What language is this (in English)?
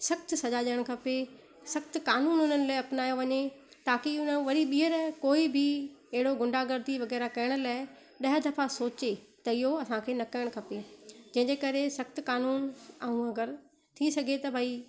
Sindhi